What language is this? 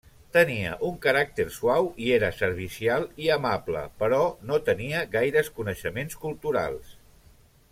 Catalan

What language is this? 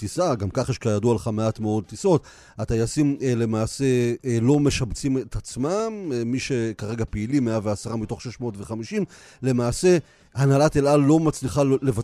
Hebrew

